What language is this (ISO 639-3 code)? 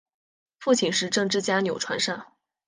zho